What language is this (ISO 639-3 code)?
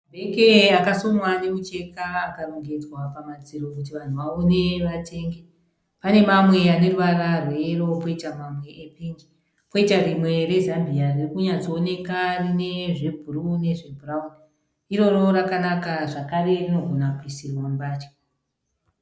sna